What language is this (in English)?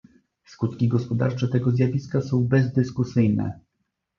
Polish